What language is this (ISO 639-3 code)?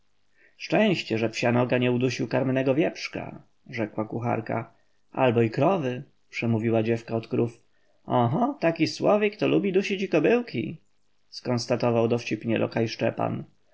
pol